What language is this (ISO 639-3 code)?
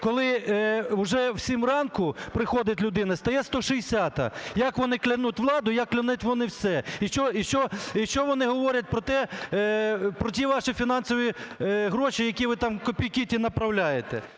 ukr